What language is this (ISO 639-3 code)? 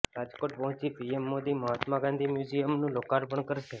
guj